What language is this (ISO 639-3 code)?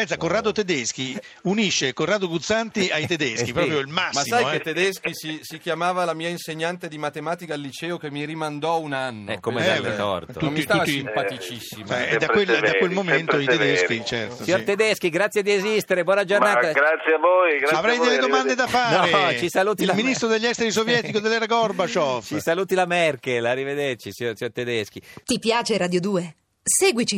ita